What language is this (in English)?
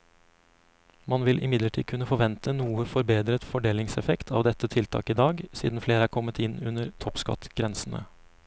Norwegian